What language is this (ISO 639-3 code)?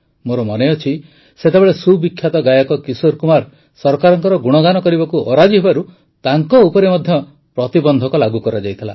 ori